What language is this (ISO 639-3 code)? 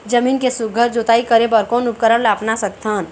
hne